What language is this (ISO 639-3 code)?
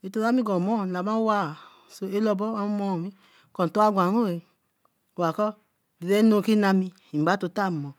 elm